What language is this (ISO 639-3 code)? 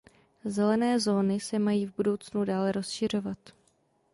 ces